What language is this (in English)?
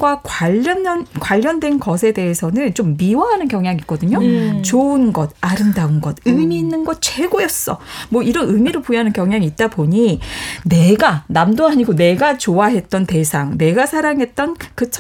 Korean